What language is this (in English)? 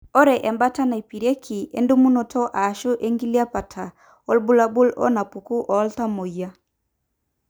Masai